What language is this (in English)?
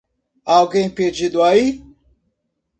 Portuguese